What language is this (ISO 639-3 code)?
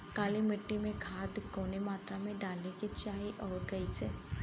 bho